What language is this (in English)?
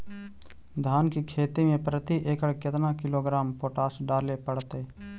Magahi